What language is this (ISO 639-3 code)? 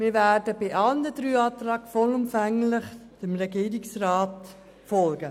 gsw